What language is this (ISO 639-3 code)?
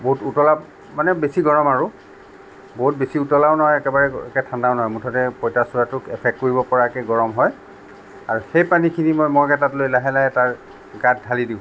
asm